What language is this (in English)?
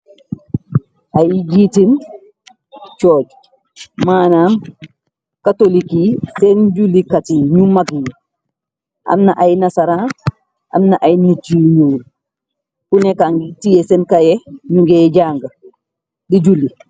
Wolof